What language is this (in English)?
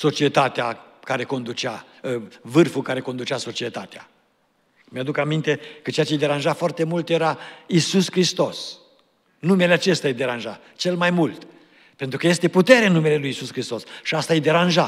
Romanian